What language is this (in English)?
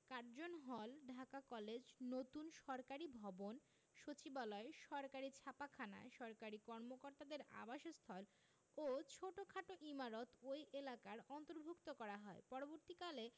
Bangla